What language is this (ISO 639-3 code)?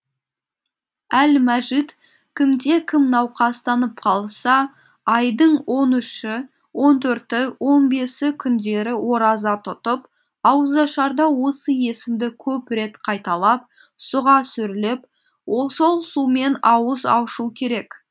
kaz